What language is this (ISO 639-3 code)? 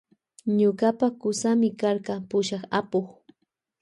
qvj